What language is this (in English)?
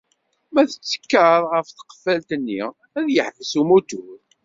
Kabyle